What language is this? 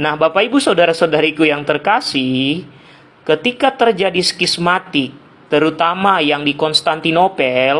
Indonesian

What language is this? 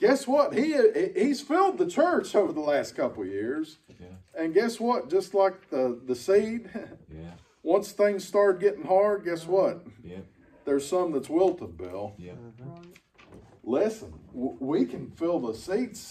English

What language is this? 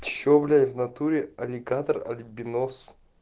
Russian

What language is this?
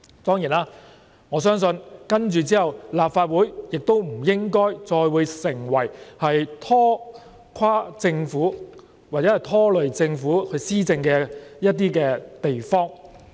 Cantonese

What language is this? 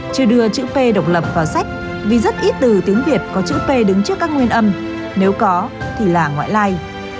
Vietnamese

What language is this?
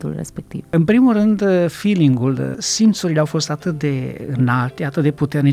Romanian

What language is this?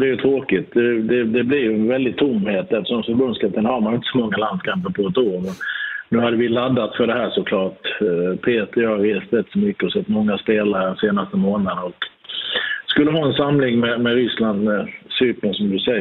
Swedish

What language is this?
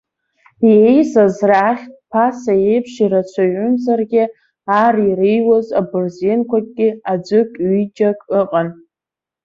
Abkhazian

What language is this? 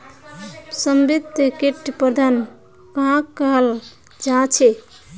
Magahi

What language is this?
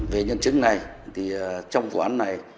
Vietnamese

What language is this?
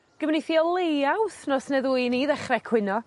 Welsh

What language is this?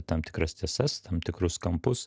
Lithuanian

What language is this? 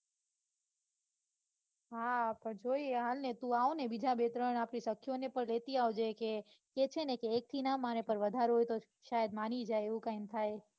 Gujarati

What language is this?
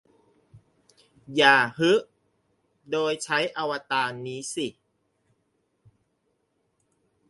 Thai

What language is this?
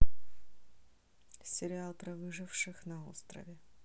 Russian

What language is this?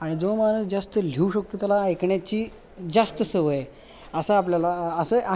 Marathi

